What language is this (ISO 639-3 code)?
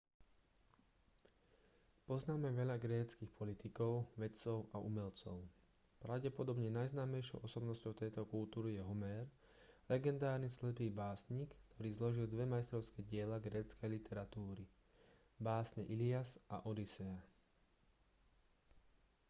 slk